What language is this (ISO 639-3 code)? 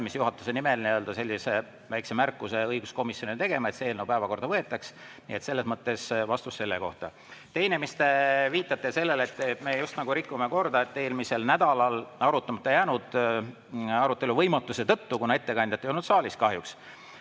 est